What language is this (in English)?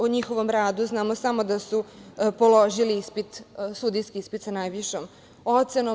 Serbian